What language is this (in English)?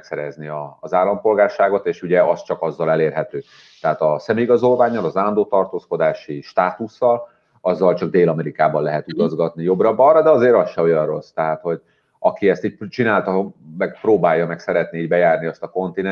Hungarian